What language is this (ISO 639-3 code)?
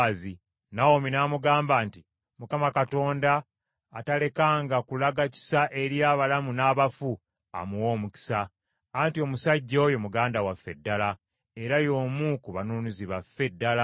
lug